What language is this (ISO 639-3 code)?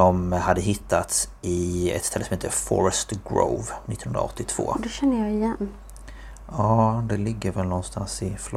swe